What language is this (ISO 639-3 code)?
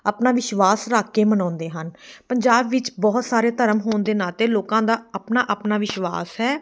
pan